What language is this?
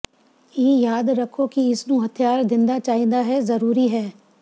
Punjabi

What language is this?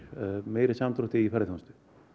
Icelandic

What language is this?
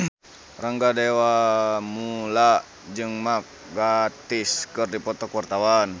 Sundanese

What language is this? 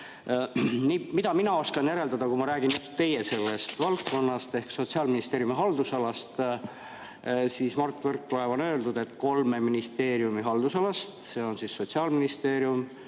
Estonian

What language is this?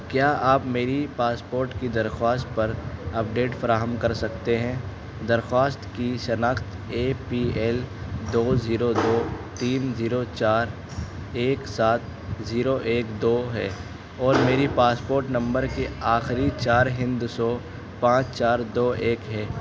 Urdu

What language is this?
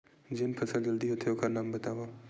Chhattisgarhi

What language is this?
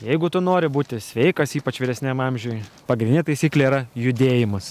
Lithuanian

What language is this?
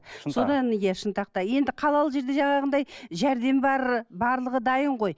Kazakh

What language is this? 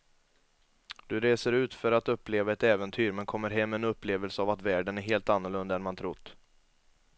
Swedish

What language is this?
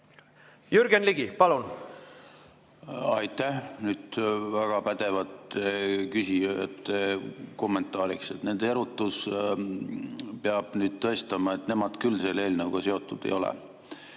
Estonian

